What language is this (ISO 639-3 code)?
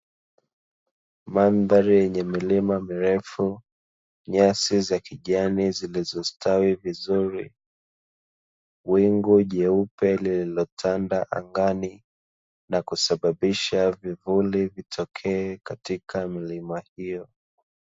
swa